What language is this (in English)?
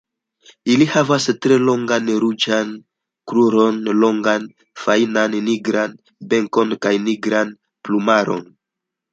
Esperanto